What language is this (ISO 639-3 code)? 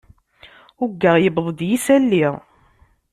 kab